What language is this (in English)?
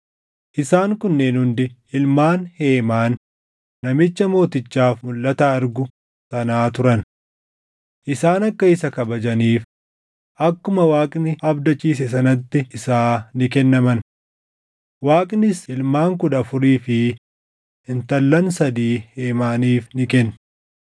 Oromo